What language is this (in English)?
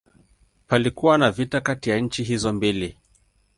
Swahili